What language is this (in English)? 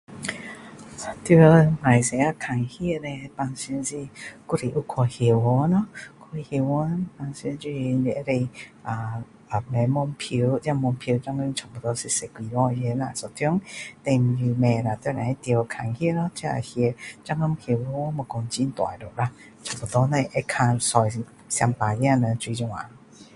Min Dong Chinese